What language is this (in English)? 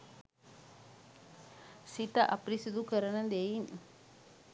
Sinhala